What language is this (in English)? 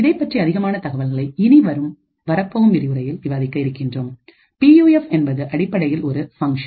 Tamil